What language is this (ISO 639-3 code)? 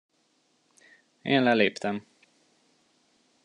hun